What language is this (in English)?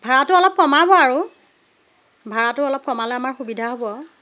Assamese